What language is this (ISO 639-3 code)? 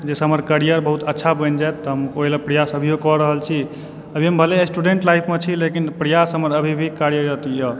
mai